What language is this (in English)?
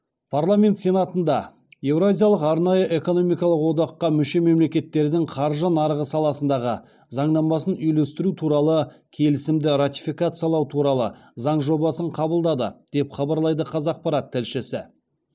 Kazakh